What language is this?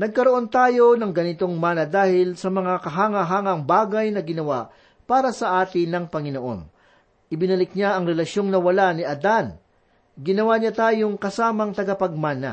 Filipino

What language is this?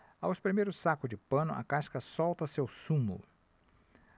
Portuguese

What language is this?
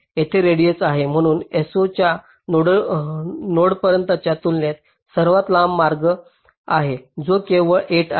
Marathi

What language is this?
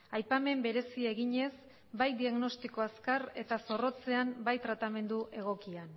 Basque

